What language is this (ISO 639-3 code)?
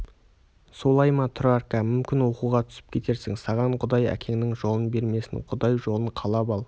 kaz